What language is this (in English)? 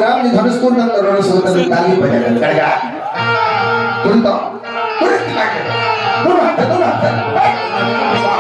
Indonesian